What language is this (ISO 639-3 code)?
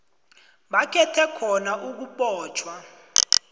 nbl